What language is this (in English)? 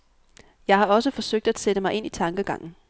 Danish